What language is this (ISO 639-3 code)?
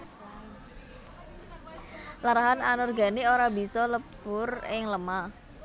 jav